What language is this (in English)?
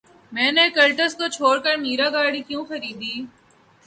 Urdu